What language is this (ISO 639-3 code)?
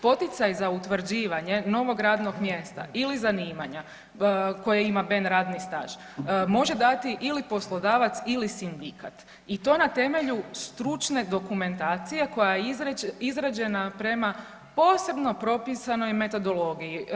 hrv